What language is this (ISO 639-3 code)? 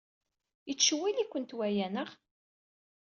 kab